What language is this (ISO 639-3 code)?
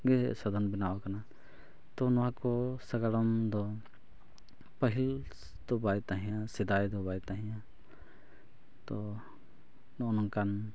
sat